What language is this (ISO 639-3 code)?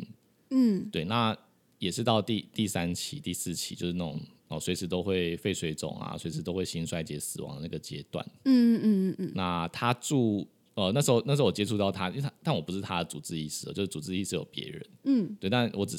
zho